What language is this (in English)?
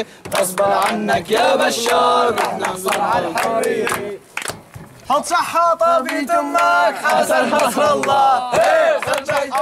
Arabic